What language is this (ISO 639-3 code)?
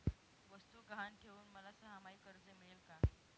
mar